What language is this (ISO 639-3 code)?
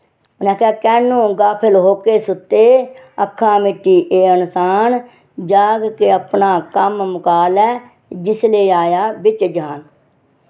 doi